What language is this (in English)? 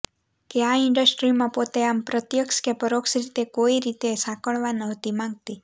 Gujarati